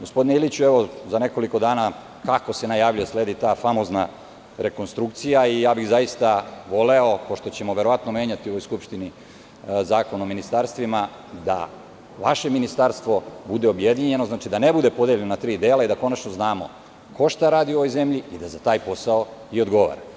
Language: Serbian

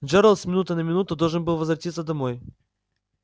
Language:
Russian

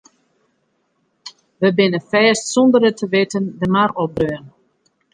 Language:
Western Frisian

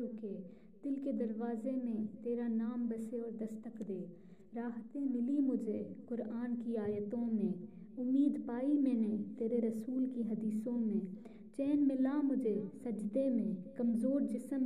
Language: Urdu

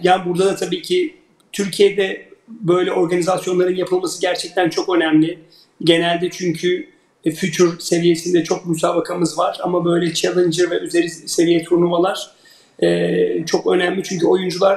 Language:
Turkish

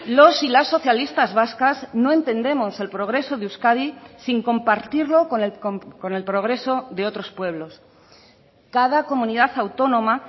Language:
Spanish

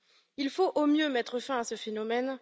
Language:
French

